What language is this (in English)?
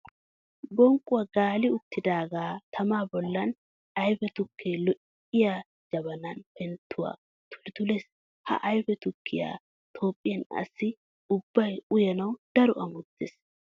Wolaytta